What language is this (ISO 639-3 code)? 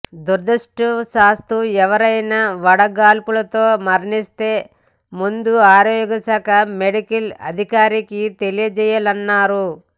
tel